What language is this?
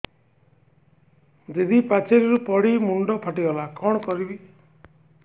Odia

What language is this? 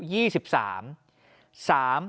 Thai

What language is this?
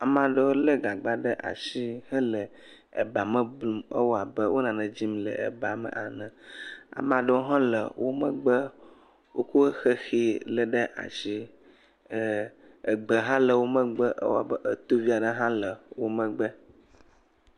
Ewe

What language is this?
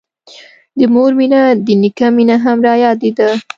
Pashto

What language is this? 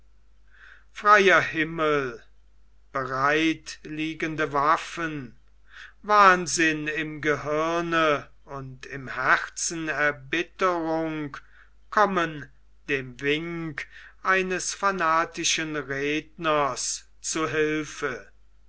German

